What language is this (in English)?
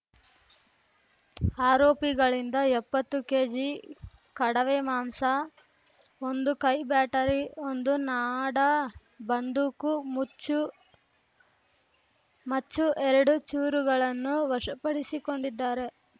Kannada